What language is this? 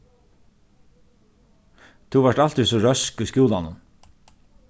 Faroese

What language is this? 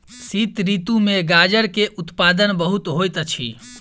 Maithili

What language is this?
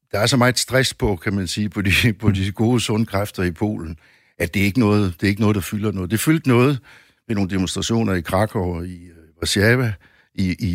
Danish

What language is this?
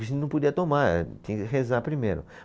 Portuguese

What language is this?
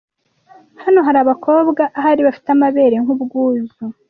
Kinyarwanda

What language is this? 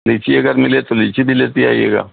Urdu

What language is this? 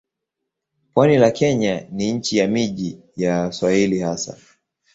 Swahili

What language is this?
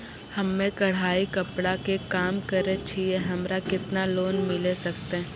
Maithili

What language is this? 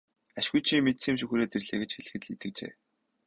Mongolian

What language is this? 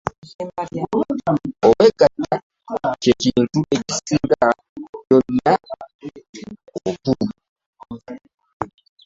Ganda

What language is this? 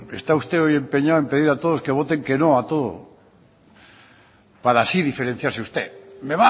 Spanish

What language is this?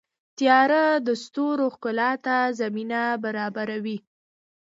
Pashto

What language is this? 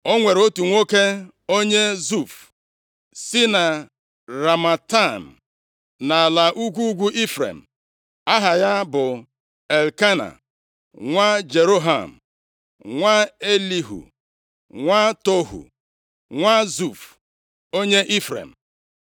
Igbo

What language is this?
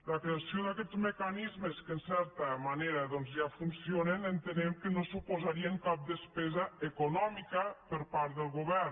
Catalan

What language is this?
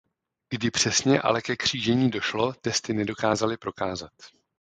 Czech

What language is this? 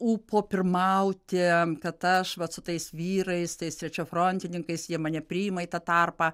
Lithuanian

